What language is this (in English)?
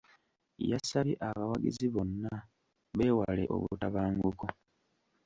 Ganda